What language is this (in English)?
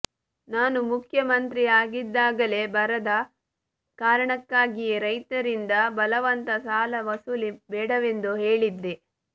Kannada